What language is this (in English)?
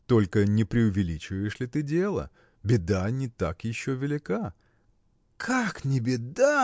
Russian